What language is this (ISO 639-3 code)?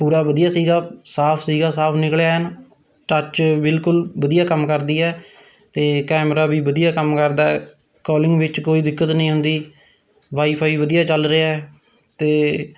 pan